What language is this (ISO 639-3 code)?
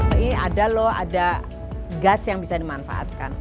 ind